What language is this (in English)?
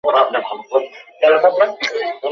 Bangla